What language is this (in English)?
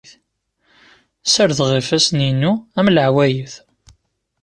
Kabyle